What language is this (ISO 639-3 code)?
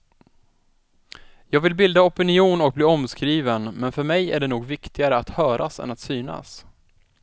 swe